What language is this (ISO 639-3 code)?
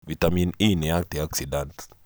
kik